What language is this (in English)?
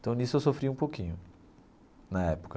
Portuguese